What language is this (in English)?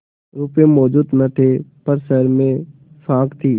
Hindi